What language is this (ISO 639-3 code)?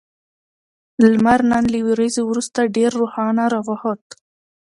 pus